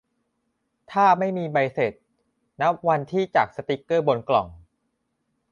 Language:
Thai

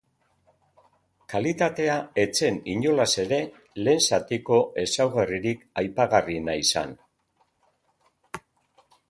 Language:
Basque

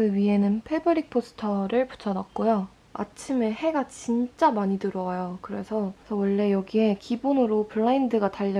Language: Korean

